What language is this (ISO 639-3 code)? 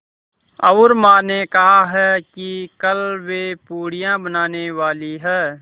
hin